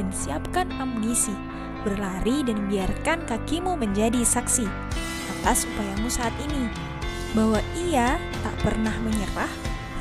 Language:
Indonesian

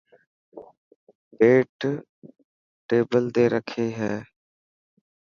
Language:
Dhatki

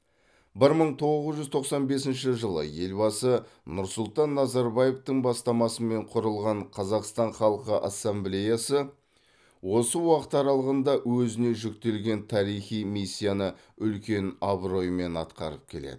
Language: Kazakh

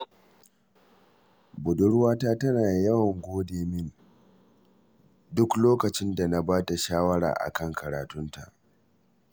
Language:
Hausa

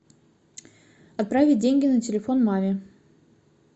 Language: Russian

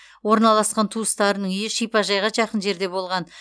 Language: Kazakh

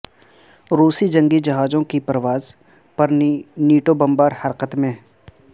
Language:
Urdu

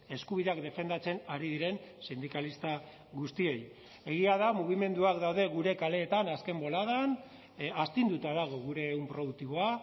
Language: Basque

